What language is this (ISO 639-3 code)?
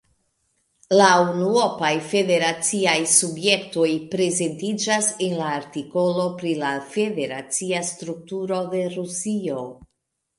epo